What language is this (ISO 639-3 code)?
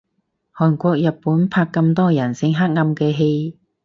yue